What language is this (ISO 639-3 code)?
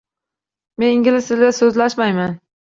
uzb